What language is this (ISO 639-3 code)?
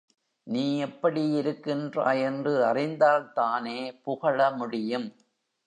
tam